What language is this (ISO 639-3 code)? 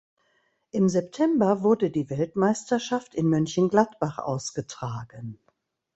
deu